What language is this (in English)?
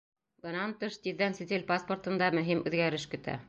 Bashkir